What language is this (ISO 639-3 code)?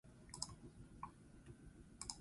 eus